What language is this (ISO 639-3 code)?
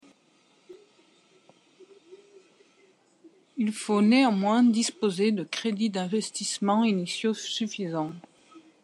fra